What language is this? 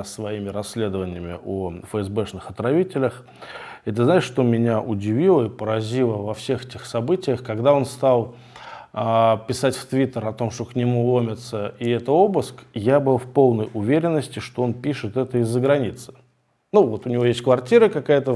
Russian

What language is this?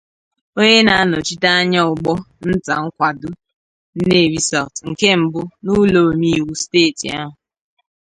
Igbo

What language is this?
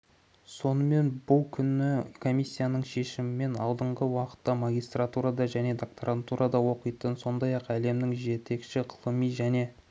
Kazakh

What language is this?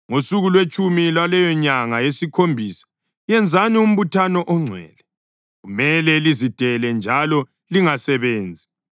North Ndebele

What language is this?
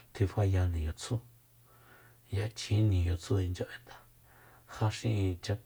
Soyaltepec Mazatec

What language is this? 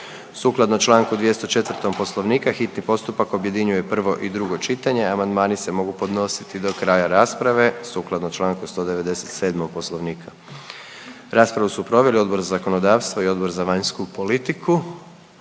Croatian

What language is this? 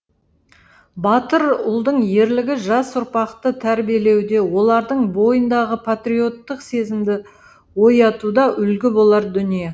Kazakh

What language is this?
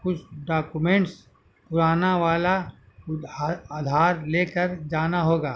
Urdu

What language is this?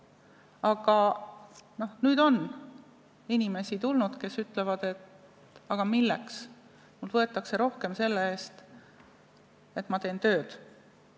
Estonian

